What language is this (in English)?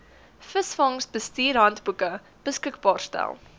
Afrikaans